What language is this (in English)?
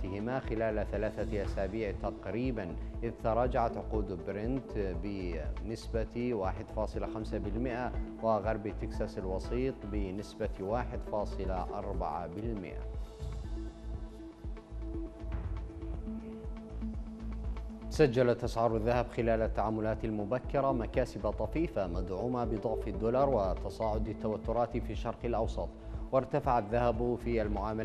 Arabic